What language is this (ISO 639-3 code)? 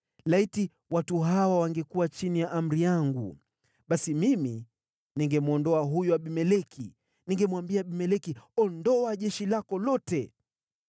swa